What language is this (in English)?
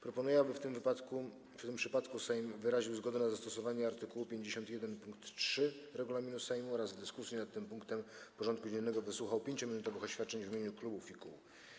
Polish